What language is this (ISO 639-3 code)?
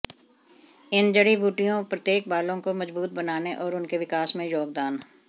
hin